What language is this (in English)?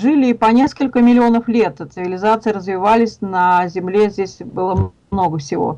Russian